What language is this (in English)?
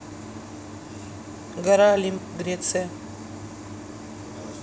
Russian